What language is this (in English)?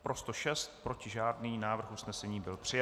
Czech